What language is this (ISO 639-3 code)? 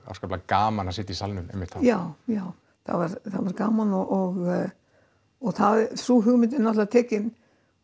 isl